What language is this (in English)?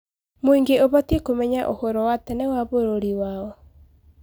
Kikuyu